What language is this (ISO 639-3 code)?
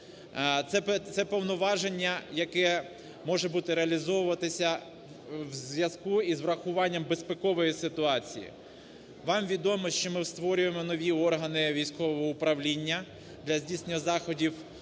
ukr